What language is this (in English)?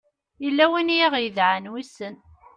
Kabyle